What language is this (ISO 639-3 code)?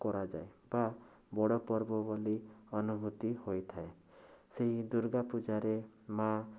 ori